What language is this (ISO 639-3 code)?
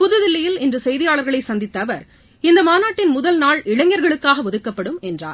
tam